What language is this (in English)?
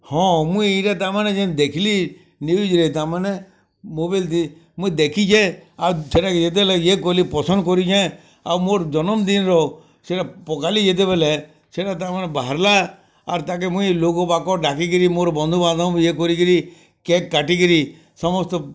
Odia